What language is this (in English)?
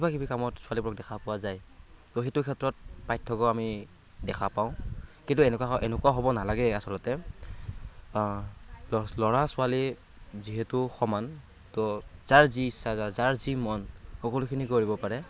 Assamese